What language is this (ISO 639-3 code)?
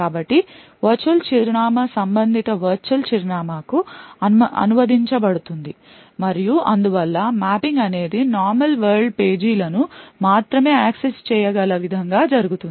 tel